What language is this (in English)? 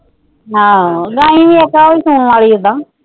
Punjabi